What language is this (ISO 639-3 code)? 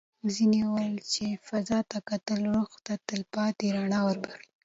pus